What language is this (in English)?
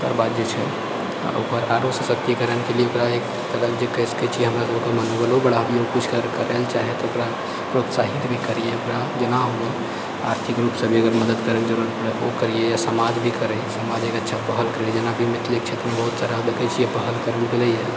Maithili